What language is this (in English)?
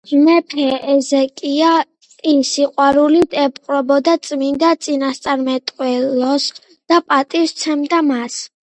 Georgian